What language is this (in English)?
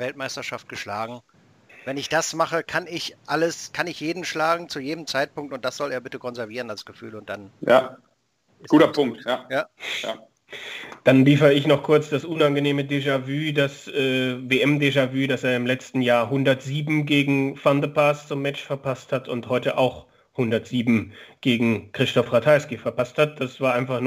German